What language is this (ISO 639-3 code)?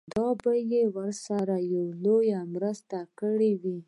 pus